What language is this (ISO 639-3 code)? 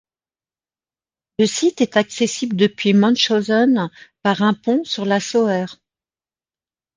fra